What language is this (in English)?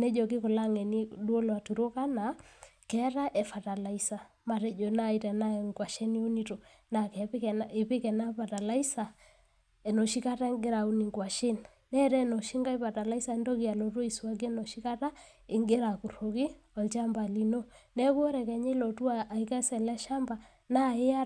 Masai